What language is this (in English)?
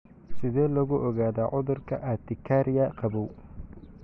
Somali